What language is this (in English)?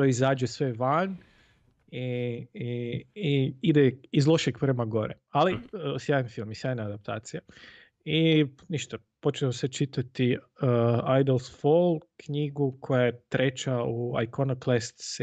Croatian